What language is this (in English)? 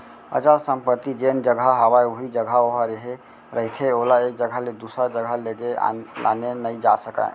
Chhattisgarhi